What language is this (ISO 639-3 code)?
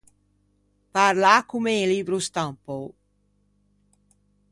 lij